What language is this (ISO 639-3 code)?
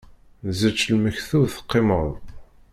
kab